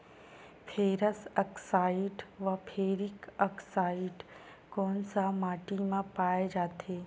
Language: Chhattisgarhi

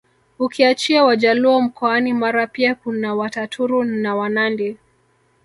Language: Swahili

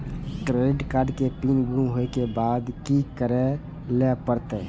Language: Maithili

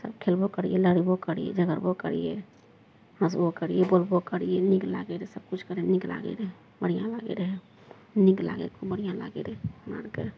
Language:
Maithili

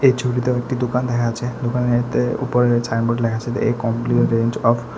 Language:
Bangla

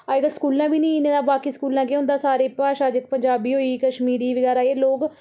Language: Dogri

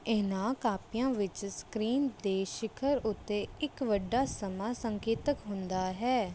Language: Punjabi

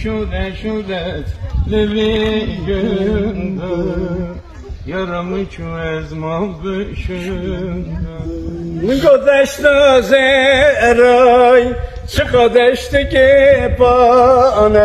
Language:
Turkish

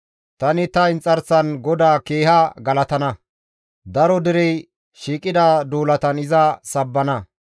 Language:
Gamo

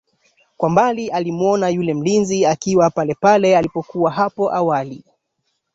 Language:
Swahili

